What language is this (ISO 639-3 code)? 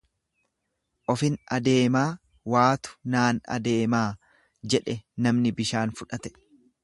orm